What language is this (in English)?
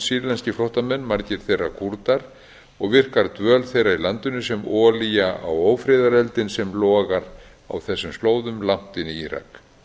Icelandic